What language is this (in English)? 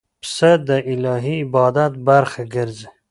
Pashto